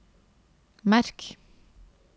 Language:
Norwegian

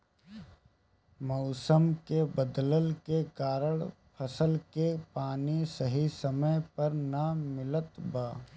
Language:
Bhojpuri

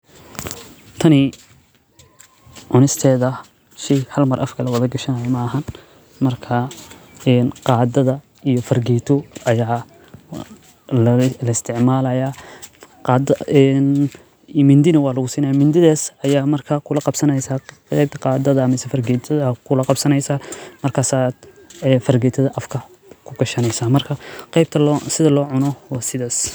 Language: Somali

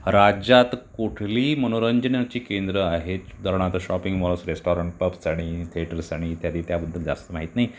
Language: Marathi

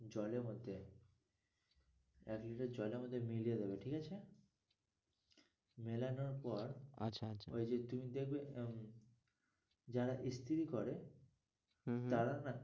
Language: Bangla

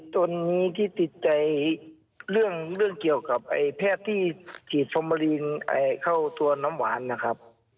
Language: Thai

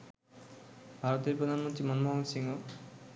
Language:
Bangla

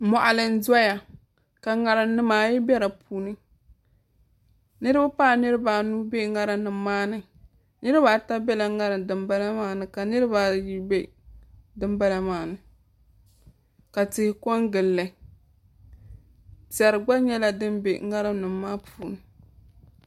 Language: Dagbani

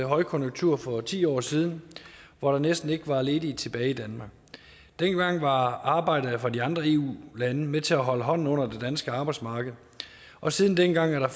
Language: Danish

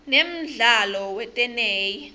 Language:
Swati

